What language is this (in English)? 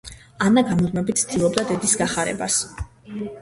Georgian